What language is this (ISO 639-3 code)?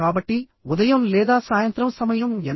tel